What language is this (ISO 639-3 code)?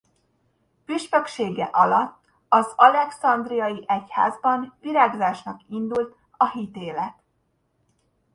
hun